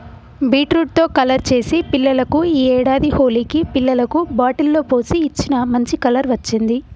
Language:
Telugu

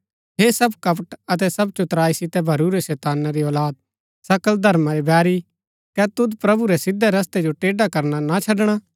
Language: Gaddi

